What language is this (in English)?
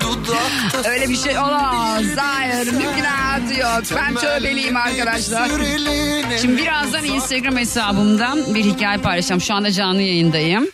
Turkish